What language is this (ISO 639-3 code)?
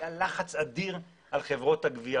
heb